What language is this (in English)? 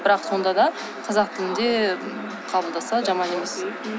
Kazakh